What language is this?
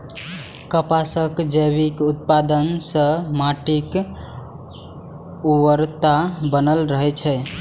Maithili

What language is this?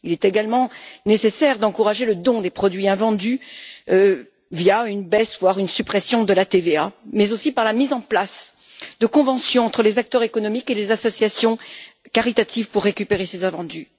French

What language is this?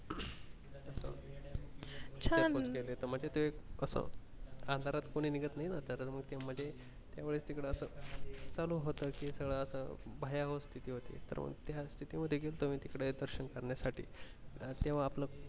Marathi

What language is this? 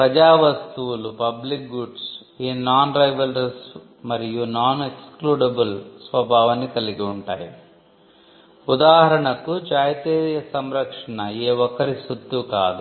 Telugu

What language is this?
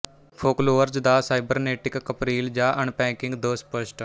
Punjabi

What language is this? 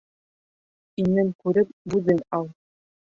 Bashkir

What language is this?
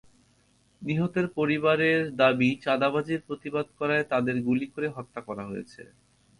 Bangla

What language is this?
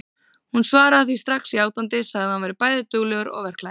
Icelandic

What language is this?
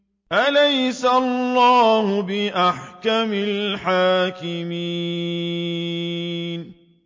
Arabic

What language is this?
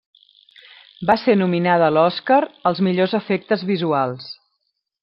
Catalan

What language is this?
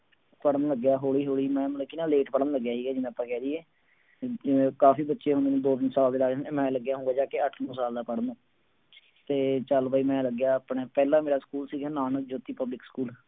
Punjabi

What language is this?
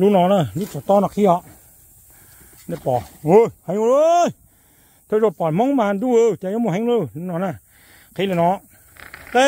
Thai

